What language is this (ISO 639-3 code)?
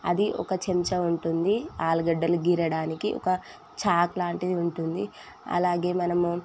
tel